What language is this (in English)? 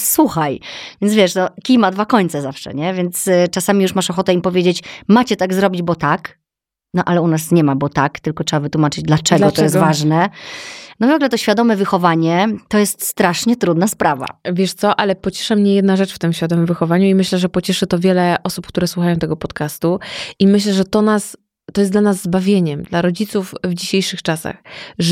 Polish